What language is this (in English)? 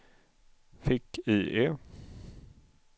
Swedish